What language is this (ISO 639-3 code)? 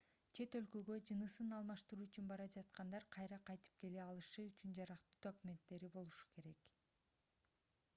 kir